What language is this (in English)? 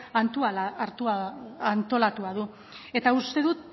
Basque